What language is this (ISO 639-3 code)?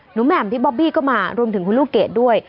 tha